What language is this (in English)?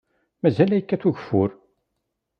Kabyle